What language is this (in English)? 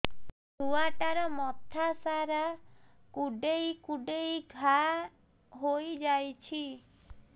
Odia